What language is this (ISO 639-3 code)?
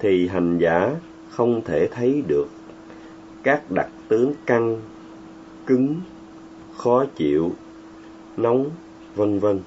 vie